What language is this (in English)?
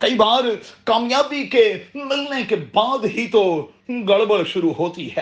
Urdu